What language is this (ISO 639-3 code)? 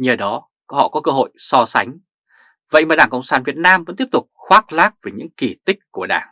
vie